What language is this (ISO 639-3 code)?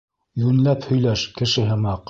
bak